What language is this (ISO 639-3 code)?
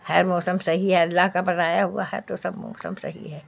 urd